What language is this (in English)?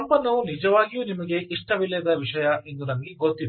Kannada